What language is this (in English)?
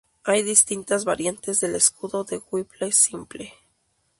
Spanish